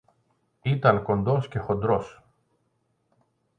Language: Greek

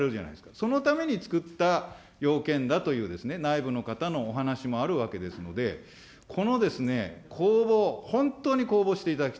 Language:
Japanese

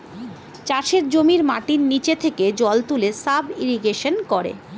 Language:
Bangla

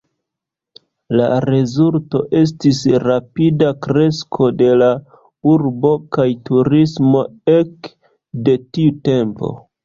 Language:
Esperanto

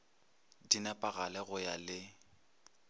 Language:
Northern Sotho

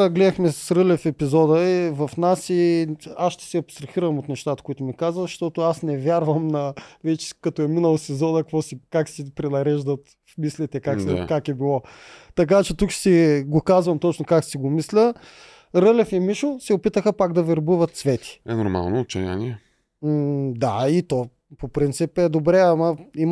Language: Bulgarian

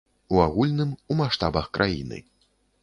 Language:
Belarusian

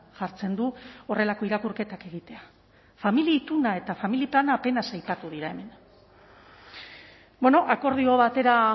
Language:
Basque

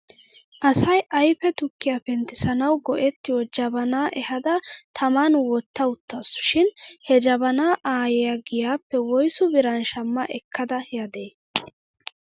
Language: Wolaytta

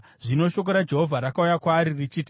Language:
Shona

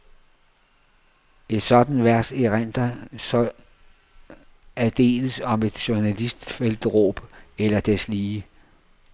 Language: Danish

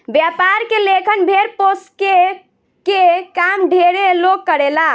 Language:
Bhojpuri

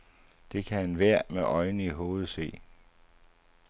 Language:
Danish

